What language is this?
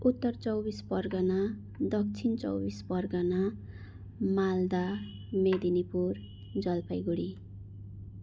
Nepali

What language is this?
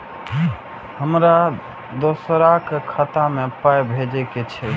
Maithili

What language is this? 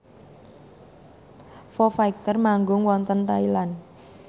Javanese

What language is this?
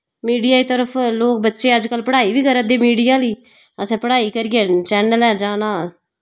Dogri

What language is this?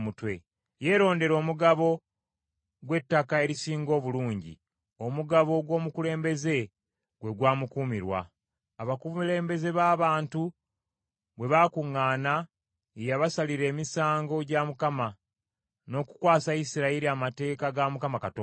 Ganda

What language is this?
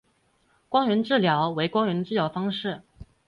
Chinese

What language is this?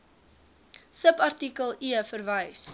Afrikaans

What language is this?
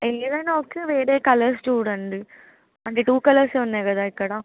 Telugu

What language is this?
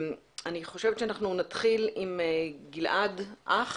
Hebrew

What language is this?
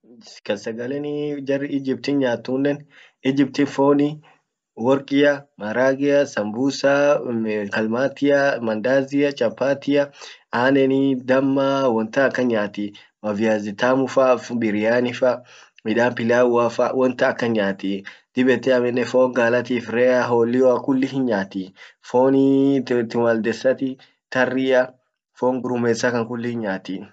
Orma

